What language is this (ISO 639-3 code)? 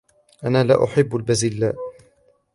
ara